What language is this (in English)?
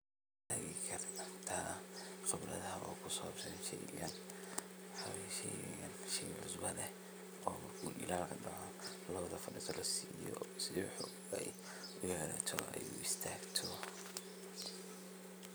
Somali